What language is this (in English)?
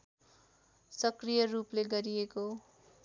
Nepali